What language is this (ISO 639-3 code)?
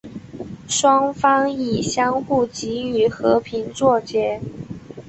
zho